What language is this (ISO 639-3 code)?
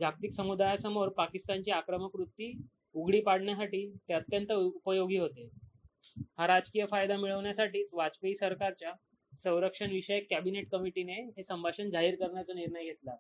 mar